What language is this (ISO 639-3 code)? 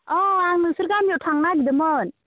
brx